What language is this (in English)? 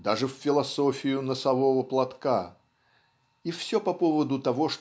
Russian